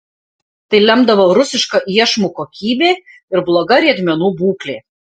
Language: Lithuanian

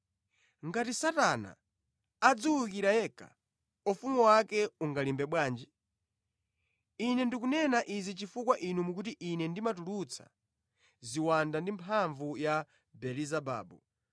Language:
Nyanja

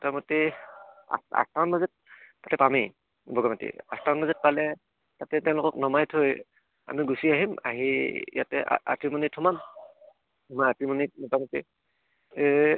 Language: Assamese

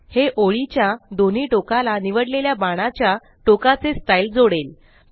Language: Marathi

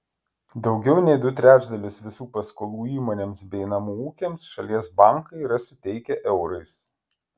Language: Lithuanian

